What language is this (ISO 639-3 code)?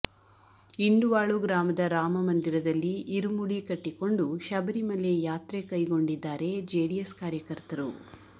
kan